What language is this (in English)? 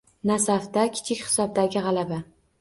Uzbek